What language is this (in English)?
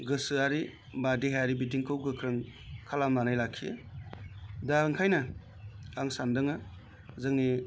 Bodo